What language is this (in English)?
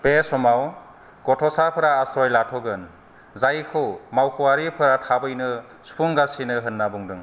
Bodo